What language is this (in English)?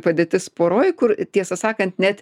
Lithuanian